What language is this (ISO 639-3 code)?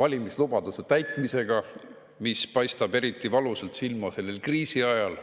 est